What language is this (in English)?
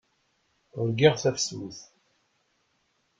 Kabyle